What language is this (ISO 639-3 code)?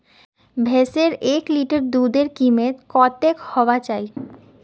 mag